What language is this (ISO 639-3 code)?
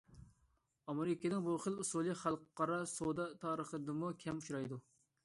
uig